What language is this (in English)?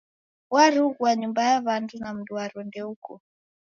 Taita